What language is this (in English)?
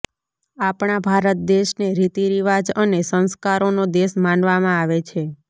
Gujarati